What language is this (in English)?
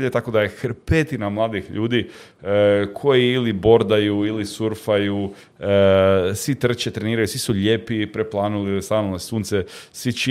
Croatian